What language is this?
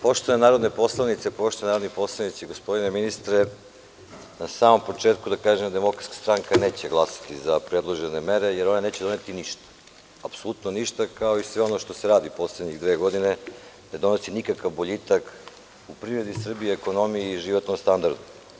Serbian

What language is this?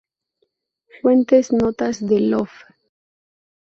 Spanish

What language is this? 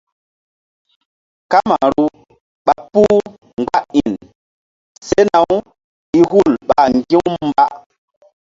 Mbum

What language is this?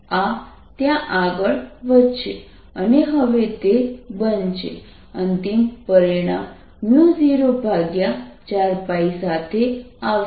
Gujarati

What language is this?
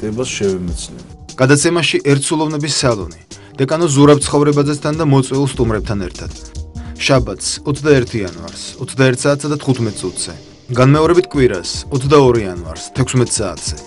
French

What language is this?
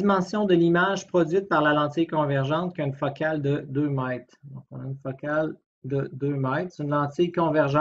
French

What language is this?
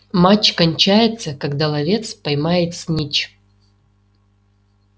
Russian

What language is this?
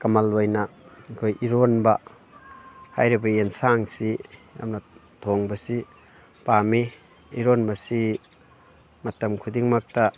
Manipuri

